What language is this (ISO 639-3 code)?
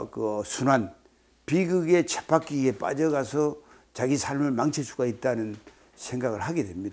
kor